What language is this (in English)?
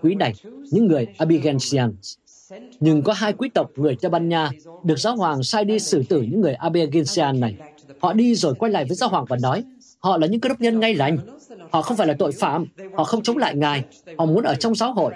Vietnamese